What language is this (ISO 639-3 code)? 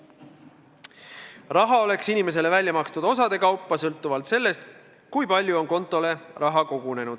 est